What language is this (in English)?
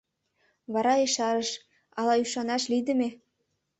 Mari